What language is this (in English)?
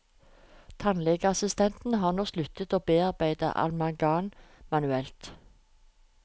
Norwegian